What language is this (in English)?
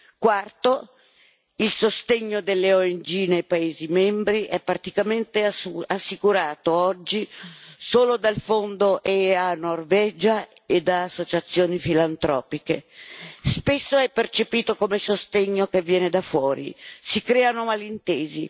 Italian